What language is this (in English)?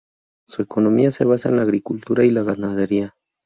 Spanish